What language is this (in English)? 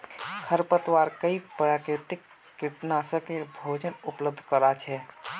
Magahi